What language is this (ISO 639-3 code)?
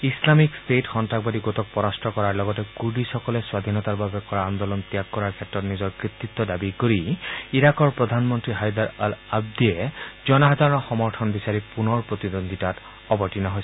asm